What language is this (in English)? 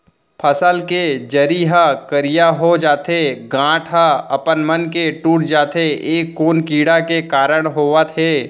Chhattisgarhi